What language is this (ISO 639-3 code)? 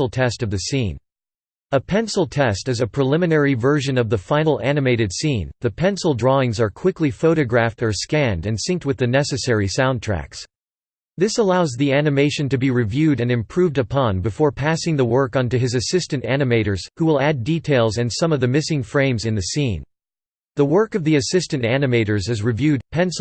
eng